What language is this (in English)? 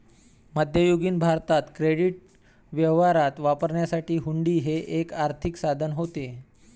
Marathi